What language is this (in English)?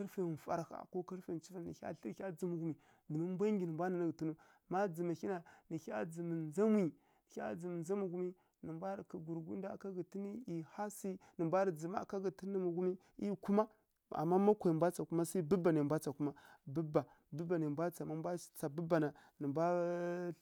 Kirya-Konzəl